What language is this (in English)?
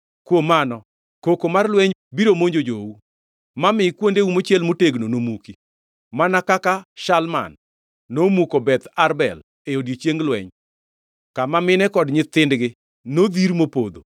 Luo (Kenya and Tanzania)